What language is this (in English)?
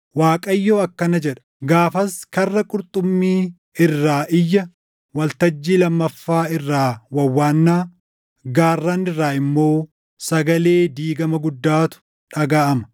Oromo